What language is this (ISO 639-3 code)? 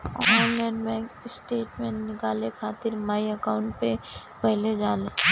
bho